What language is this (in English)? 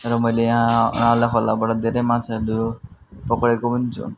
Nepali